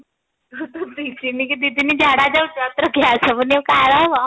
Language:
Odia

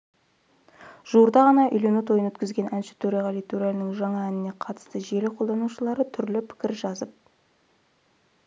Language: Kazakh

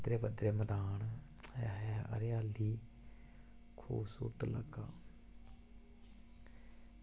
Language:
Dogri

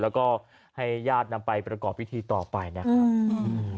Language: Thai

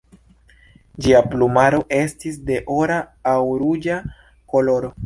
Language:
Esperanto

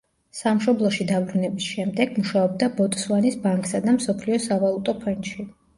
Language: Georgian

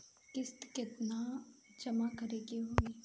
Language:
Bhojpuri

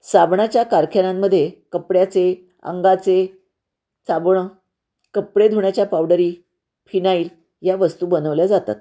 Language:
Marathi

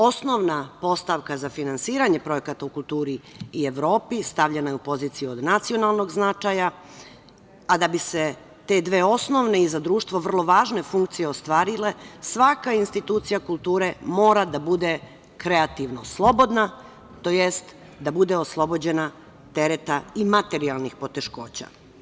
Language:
Serbian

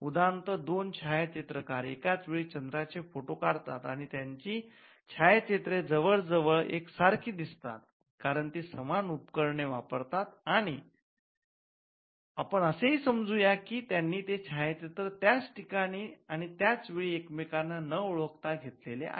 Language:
Marathi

